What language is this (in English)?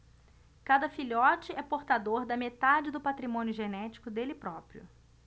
Portuguese